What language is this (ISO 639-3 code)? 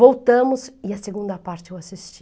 por